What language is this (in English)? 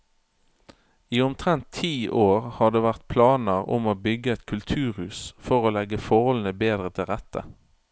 Norwegian